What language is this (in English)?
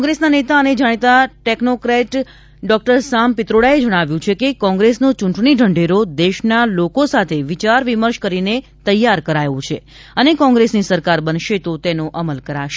Gujarati